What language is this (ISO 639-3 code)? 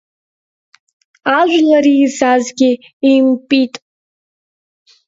abk